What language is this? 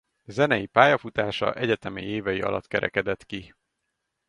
Hungarian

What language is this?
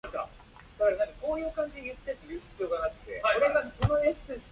Japanese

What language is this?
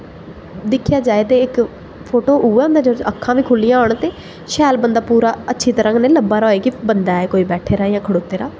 Dogri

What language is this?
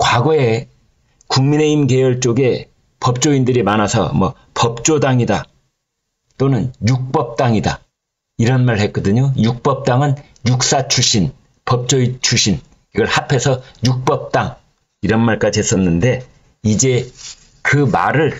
Korean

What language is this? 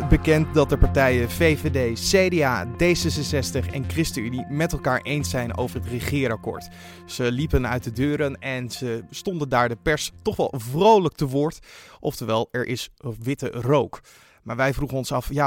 Dutch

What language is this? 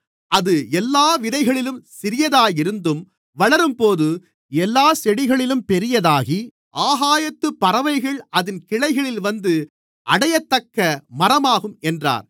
Tamil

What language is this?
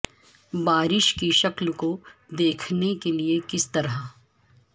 Urdu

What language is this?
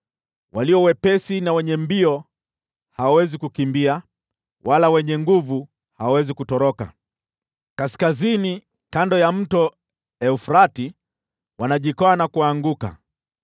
Swahili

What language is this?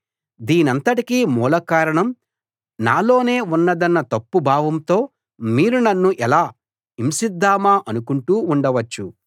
Telugu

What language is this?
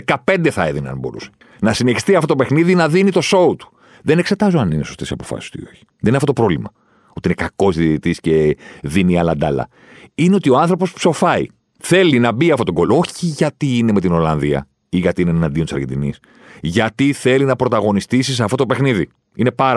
Greek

